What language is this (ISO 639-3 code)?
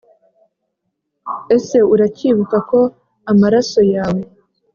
kin